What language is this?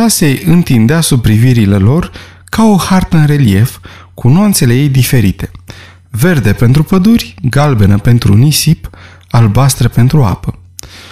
Romanian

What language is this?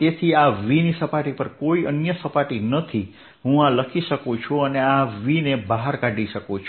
Gujarati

